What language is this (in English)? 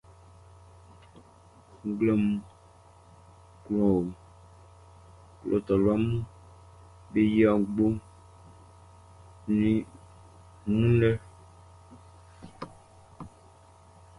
Baoulé